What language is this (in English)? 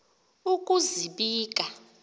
Xhosa